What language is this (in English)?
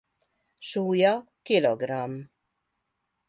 Hungarian